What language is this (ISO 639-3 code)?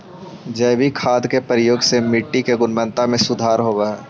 mag